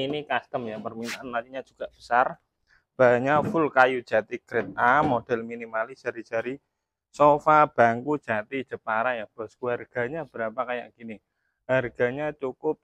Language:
Indonesian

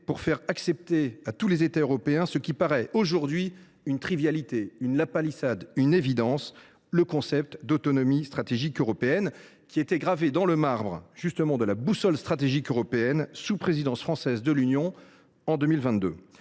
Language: French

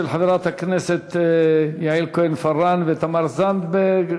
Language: Hebrew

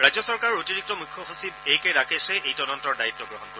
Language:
Assamese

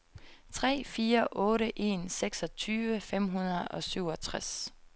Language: Danish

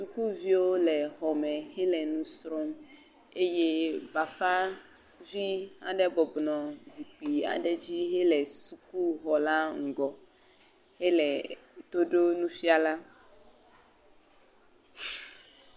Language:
Ewe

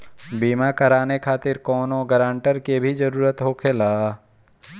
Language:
Bhojpuri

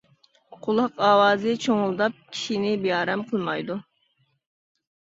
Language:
Uyghur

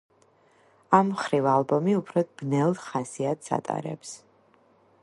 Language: Georgian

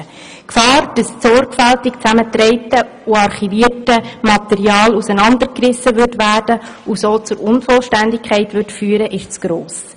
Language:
Swiss German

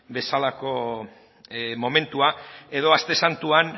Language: Basque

